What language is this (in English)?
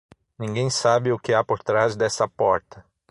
Portuguese